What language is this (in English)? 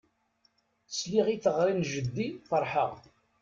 Kabyle